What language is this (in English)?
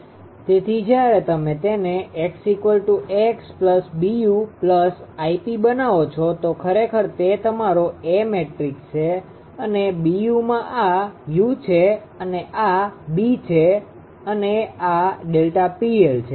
Gujarati